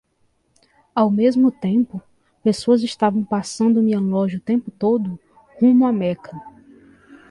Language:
Portuguese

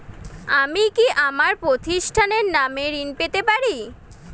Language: Bangla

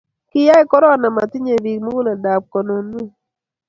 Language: Kalenjin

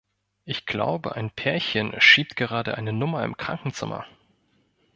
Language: German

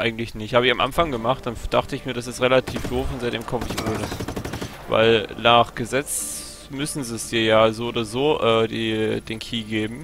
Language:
German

